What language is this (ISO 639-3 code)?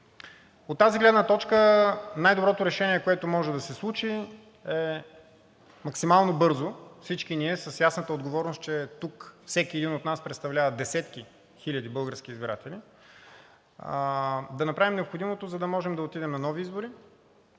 bul